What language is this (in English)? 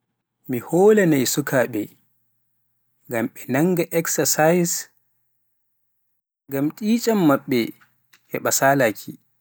Pular